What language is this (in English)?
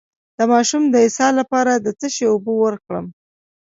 Pashto